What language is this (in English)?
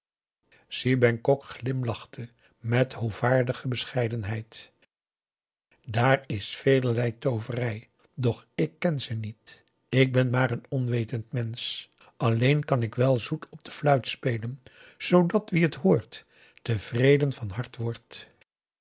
Dutch